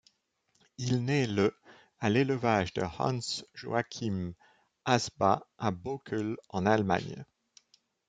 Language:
French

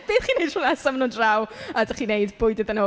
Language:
Welsh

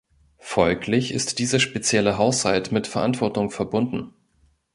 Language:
German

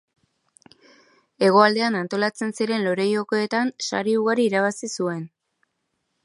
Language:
Basque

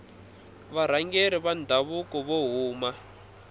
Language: Tsonga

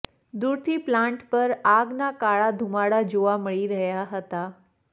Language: Gujarati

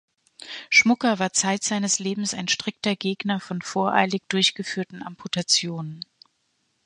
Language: German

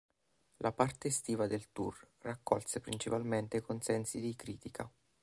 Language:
Italian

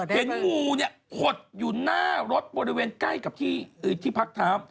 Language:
Thai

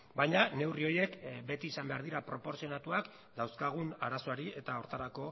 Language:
Basque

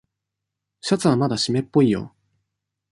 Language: Japanese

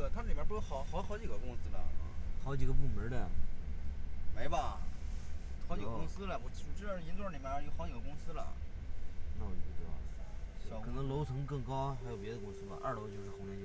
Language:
Chinese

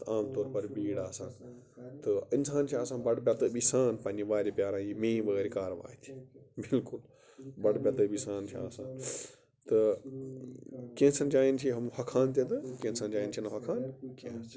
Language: Kashmiri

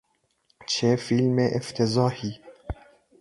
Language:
Persian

